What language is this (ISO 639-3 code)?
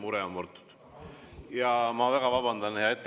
est